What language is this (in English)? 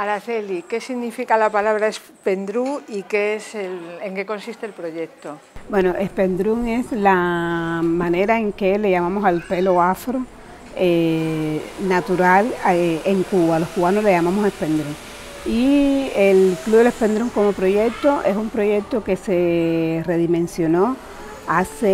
Spanish